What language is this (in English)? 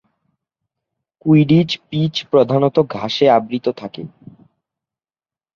Bangla